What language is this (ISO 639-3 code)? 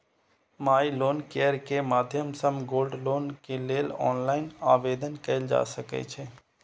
mai